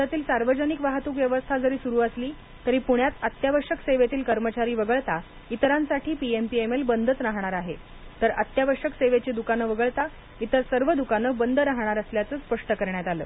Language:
Marathi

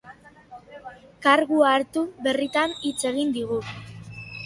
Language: Basque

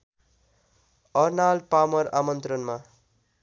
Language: Nepali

